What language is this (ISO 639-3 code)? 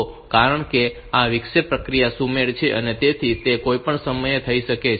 guj